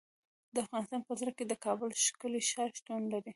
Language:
Pashto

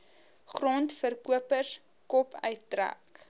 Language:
Afrikaans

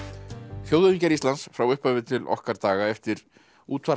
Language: Icelandic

